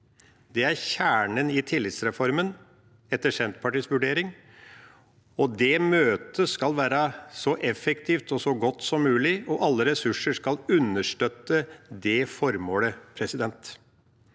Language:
Norwegian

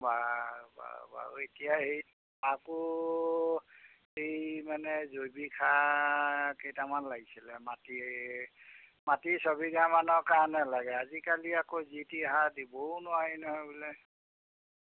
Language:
Assamese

